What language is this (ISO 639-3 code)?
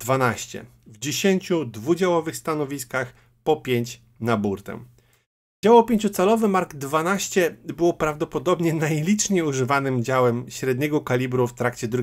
pol